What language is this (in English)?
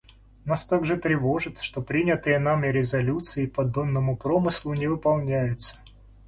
Russian